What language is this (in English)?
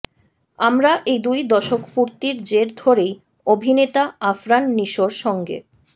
Bangla